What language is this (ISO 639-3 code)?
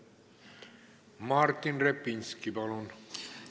est